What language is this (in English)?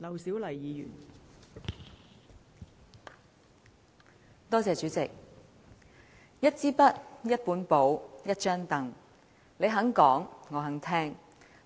Cantonese